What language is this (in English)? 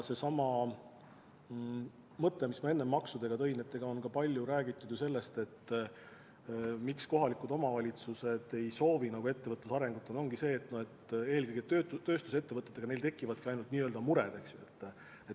Estonian